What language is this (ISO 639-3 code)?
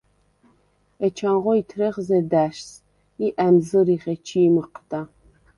sva